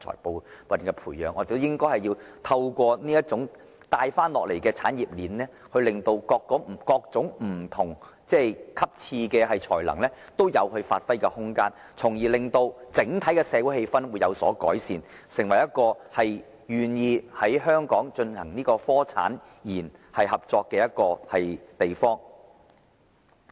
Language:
Cantonese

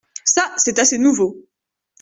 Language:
French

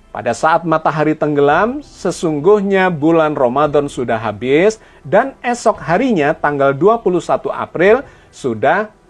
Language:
Indonesian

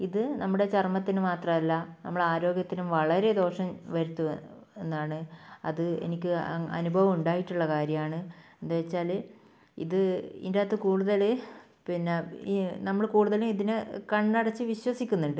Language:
Malayalam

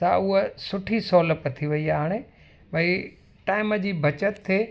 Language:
Sindhi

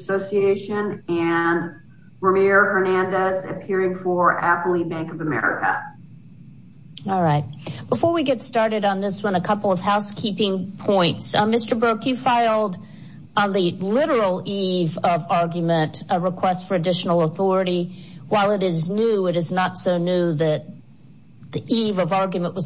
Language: English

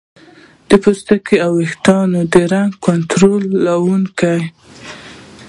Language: Pashto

